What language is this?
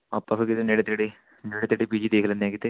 Punjabi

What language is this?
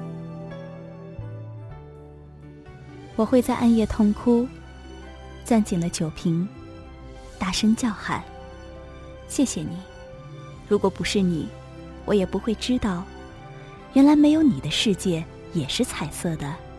Chinese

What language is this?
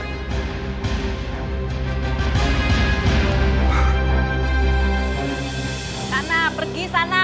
Indonesian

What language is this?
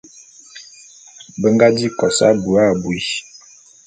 Bulu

